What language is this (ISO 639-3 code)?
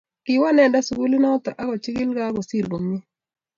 kln